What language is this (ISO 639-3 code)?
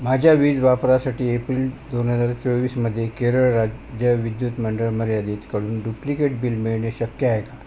mar